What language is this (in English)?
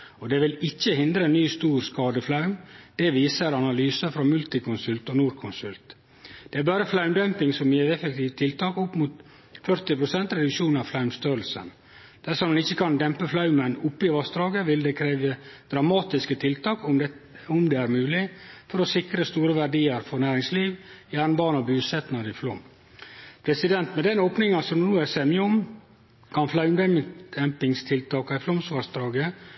Norwegian Nynorsk